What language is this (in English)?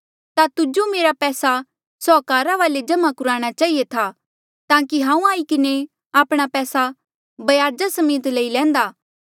Mandeali